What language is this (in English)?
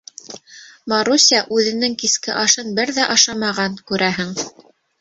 Bashkir